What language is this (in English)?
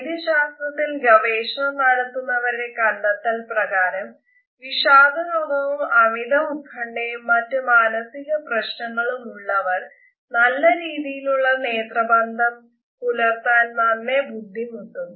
Malayalam